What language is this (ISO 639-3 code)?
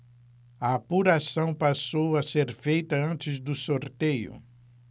por